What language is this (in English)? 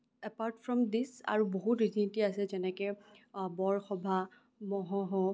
Assamese